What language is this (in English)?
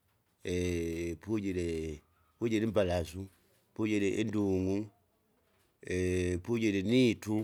Kinga